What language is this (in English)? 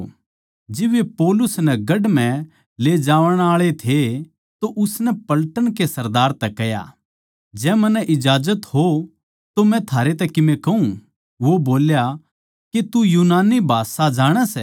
Haryanvi